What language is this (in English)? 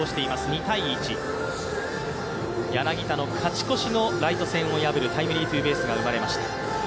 Japanese